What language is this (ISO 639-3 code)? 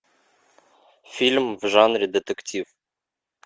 rus